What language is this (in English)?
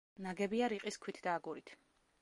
Georgian